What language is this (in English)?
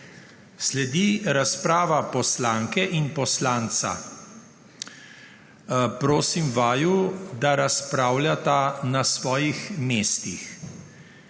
Slovenian